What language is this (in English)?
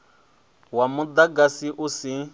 Venda